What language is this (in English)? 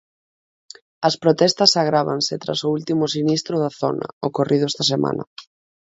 Galician